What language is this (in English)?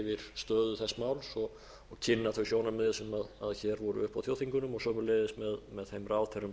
Icelandic